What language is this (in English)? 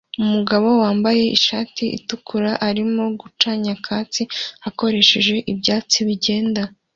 Kinyarwanda